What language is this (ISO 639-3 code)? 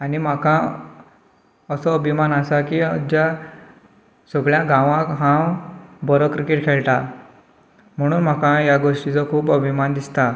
kok